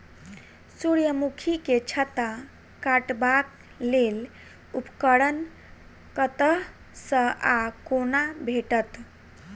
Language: Maithili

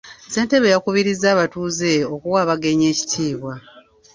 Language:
Ganda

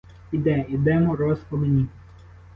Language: Ukrainian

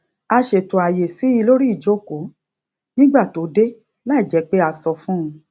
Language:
Yoruba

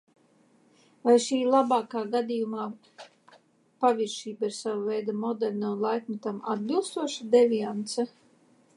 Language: Latvian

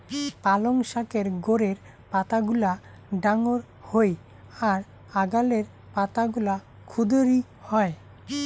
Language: Bangla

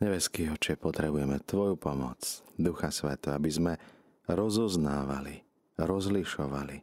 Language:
Slovak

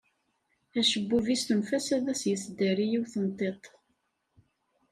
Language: Kabyle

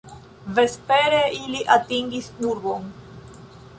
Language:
Esperanto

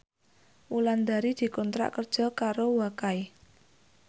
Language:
Javanese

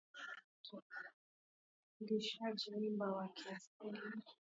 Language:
Swahili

